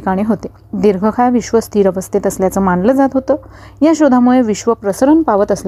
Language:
Marathi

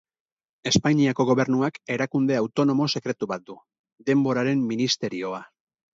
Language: Basque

